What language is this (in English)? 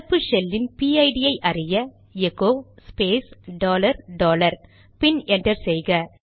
Tamil